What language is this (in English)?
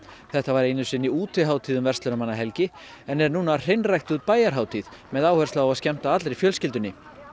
Icelandic